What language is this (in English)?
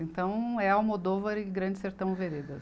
Portuguese